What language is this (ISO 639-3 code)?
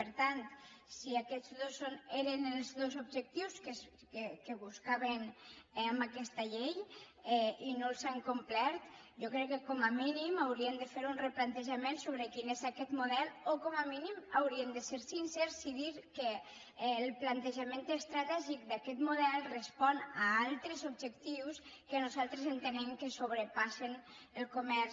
cat